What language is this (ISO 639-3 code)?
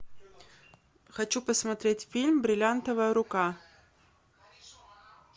rus